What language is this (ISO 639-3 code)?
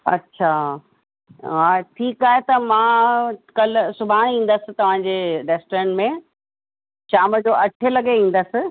snd